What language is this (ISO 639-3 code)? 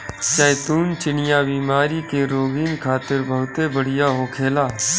bho